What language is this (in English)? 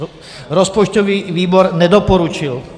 Czech